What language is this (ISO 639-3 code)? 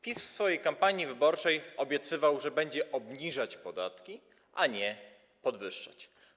pol